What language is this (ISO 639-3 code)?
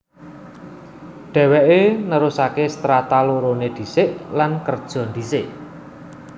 jav